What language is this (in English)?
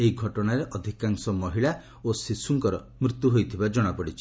Odia